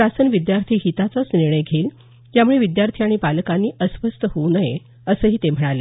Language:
Marathi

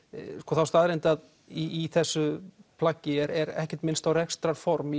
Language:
Icelandic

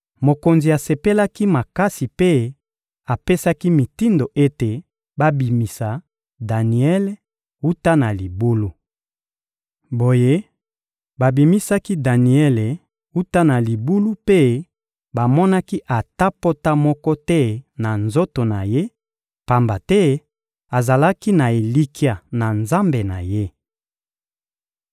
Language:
Lingala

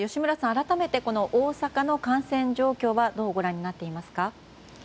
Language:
Japanese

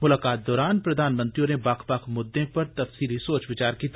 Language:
Dogri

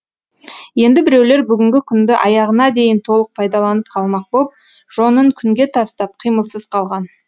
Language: Kazakh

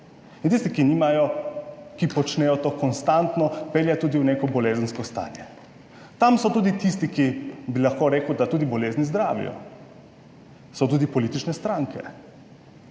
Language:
Slovenian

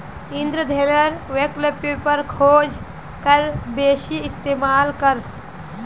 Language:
Magahi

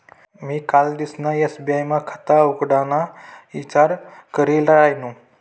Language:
Marathi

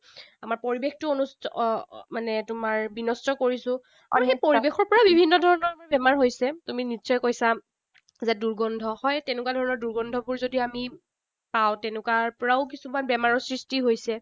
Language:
Assamese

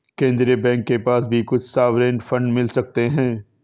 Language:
Hindi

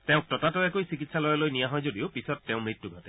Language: Assamese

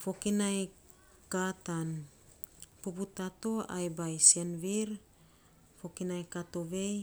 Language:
Saposa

